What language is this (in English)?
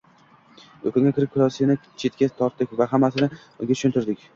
Uzbek